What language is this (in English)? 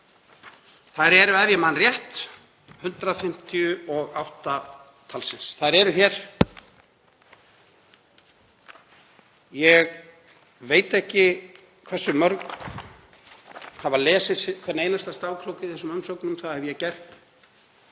Icelandic